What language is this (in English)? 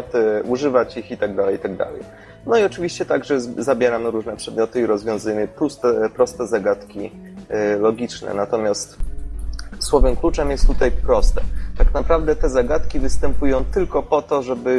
Polish